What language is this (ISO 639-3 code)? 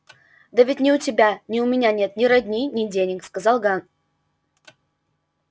rus